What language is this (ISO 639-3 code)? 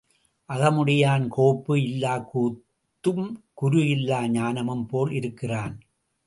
tam